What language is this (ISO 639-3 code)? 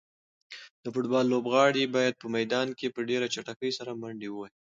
pus